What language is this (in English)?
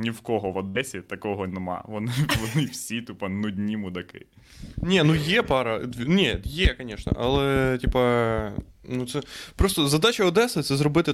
Ukrainian